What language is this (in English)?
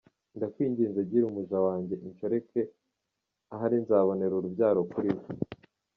Kinyarwanda